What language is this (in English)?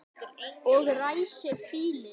Icelandic